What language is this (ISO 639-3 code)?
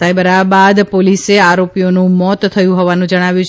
guj